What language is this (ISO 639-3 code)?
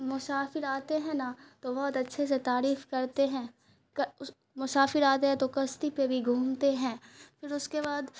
urd